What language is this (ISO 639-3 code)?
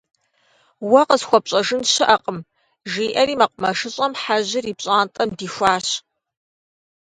kbd